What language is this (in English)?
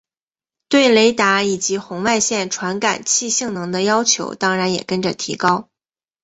Chinese